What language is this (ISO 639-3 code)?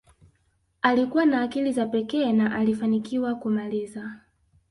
swa